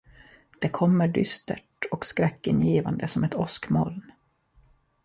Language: Swedish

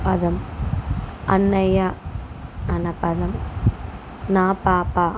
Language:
Telugu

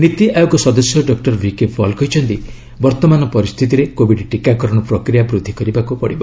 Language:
Odia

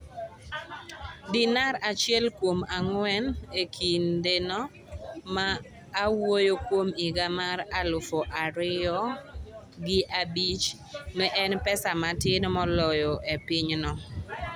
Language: Luo (Kenya and Tanzania)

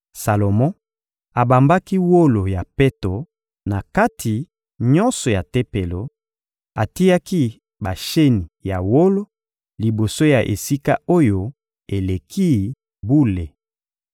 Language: Lingala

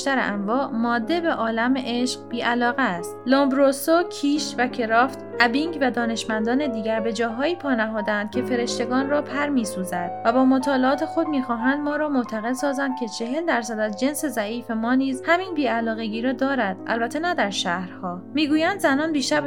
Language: Persian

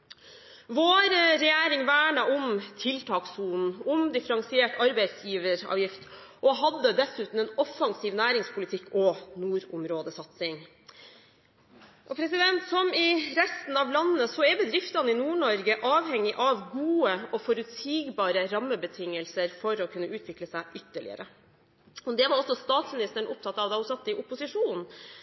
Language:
Norwegian Bokmål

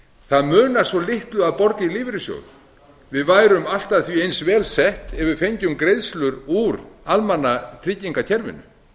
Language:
Icelandic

